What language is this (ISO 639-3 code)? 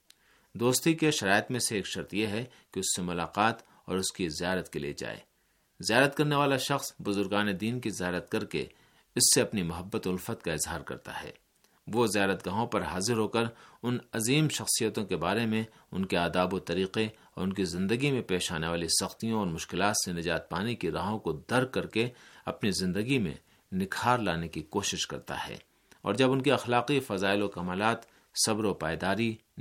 urd